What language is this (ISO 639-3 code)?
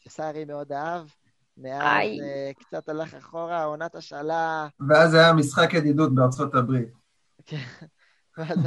heb